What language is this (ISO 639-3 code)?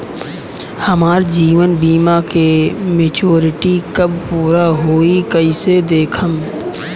bho